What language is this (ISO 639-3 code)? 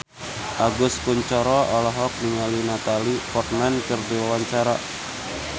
sun